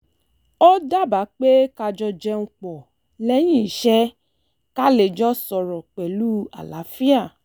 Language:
Yoruba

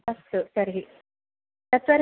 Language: Sanskrit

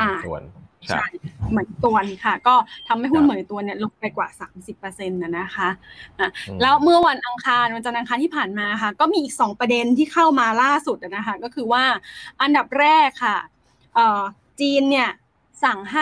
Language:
Thai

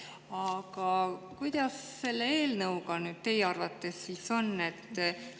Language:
Estonian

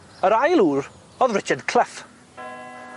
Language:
Welsh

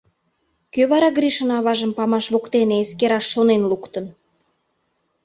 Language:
Mari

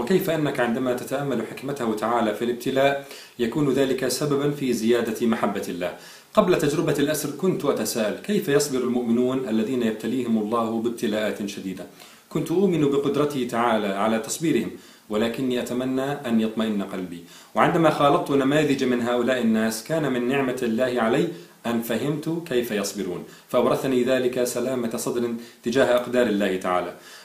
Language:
Arabic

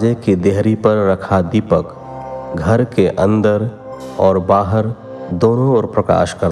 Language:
Hindi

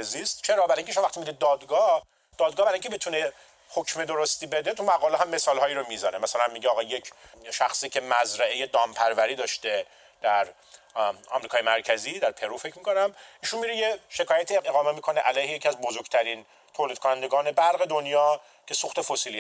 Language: Persian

